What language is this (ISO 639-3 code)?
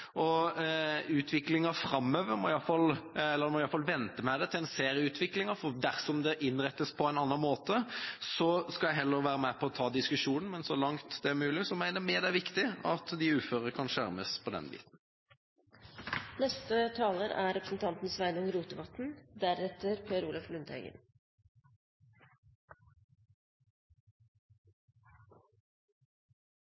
nor